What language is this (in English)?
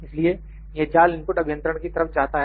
Hindi